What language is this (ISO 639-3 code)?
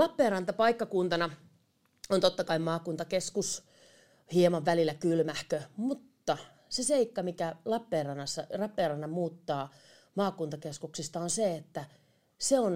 fin